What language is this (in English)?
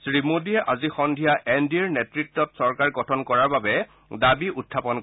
Assamese